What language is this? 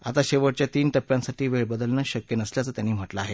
Marathi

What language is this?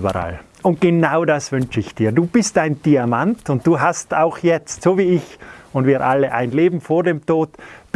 German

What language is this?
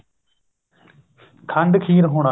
Punjabi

